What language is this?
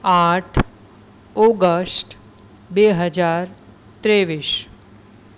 Gujarati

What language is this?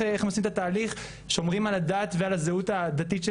Hebrew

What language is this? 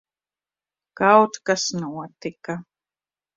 Latvian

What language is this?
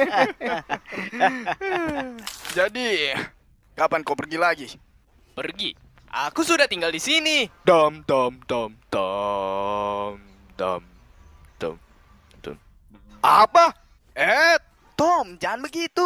Indonesian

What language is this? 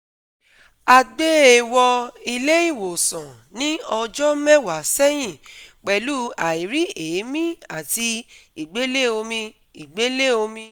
Yoruba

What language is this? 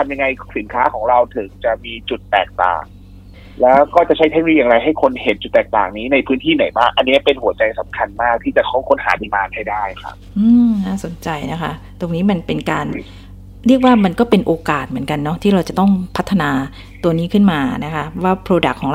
Thai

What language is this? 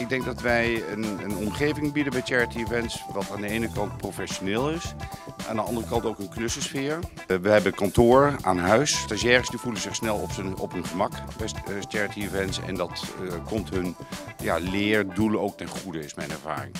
Dutch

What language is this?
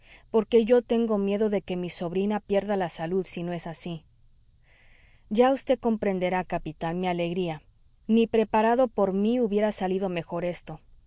Spanish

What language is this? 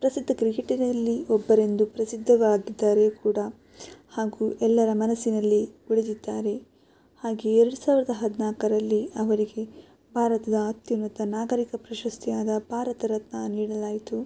Kannada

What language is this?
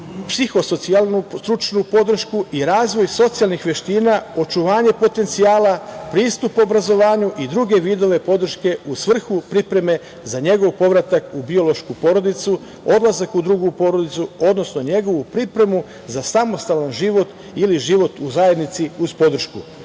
Serbian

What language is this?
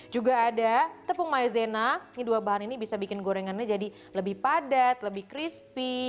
Indonesian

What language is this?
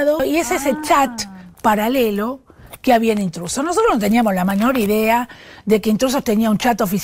Spanish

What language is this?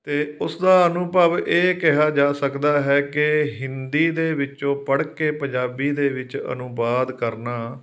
Punjabi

